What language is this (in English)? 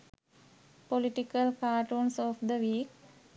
Sinhala